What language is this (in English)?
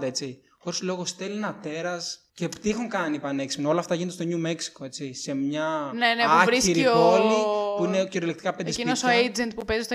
Greek